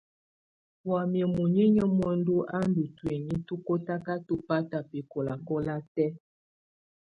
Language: Tunen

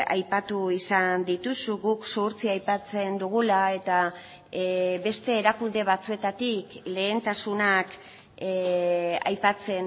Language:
Basque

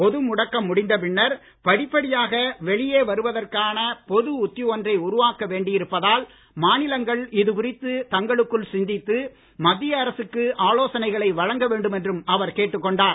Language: Tamil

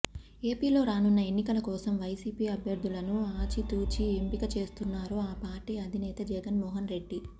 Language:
Telugu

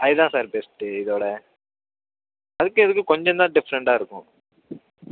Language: Tamil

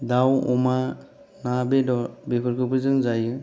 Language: Bodo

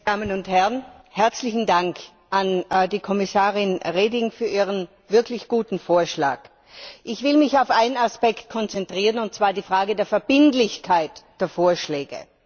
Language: German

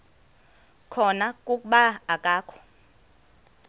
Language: Xhosa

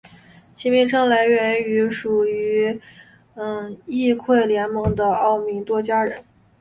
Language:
Chinese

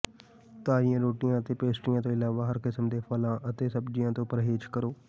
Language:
Punjabi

